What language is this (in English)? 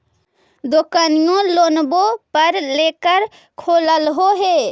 Magahi